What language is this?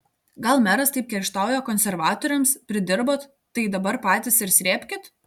Lithuanian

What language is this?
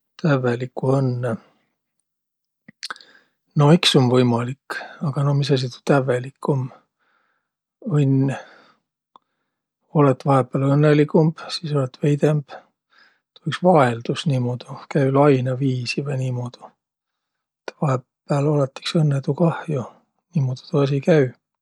Võro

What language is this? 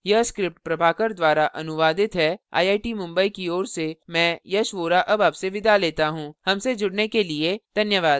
Hindi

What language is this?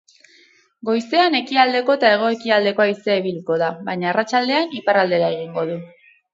Basque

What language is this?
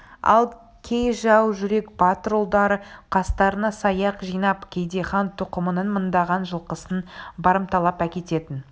Kazakh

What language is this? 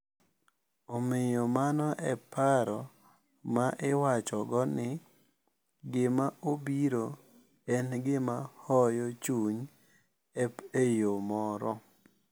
Luo (Kenya and Tanzania)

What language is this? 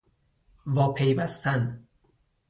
Persian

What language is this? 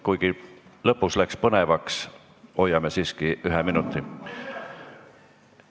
Estonian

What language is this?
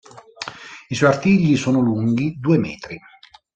Italian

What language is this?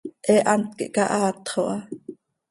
Seri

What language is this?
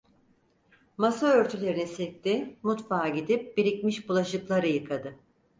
Turkish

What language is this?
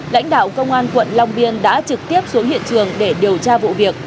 Vietnamese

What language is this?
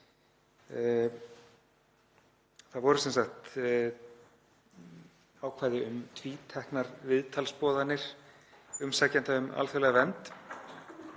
Icelandic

